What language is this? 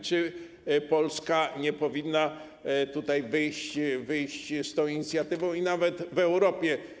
Polish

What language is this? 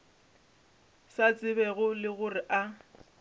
Northern Sotho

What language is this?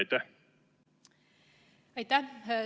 Estonian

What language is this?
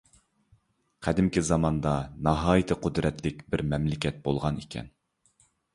Uyghur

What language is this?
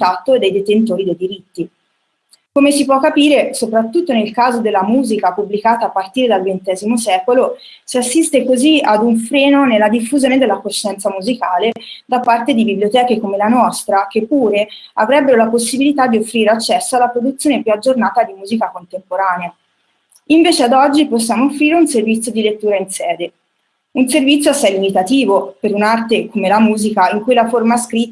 Italian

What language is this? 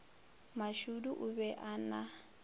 Northern Sotho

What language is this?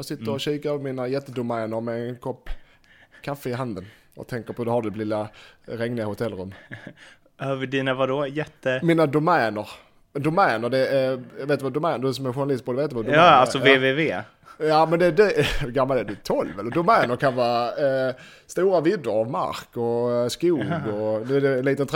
Swedish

